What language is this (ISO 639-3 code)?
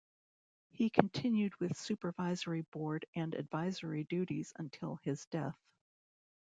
eng